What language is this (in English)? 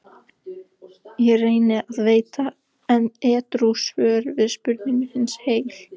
Icelandic